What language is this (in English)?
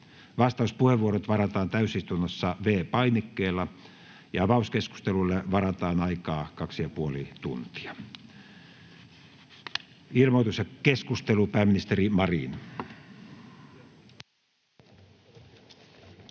Finnish